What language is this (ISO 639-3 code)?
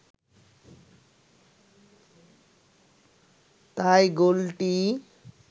ben